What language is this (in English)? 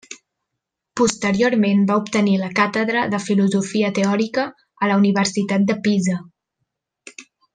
Catalan